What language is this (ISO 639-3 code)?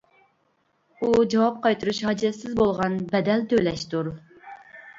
uig